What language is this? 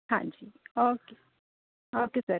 Punjabi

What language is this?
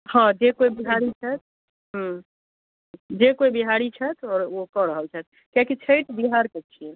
Maithili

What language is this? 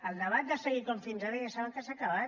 Catalan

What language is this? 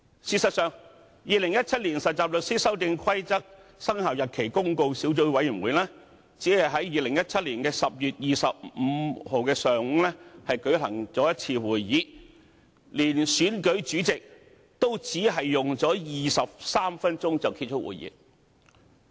Cantonese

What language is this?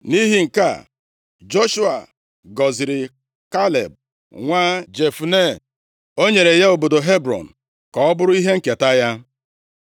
Igbo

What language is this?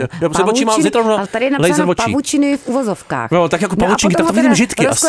Czech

